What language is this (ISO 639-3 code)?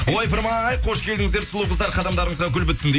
kaz